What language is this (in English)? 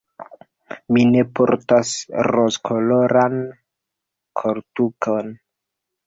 Esperanto